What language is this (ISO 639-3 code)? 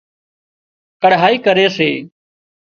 kxp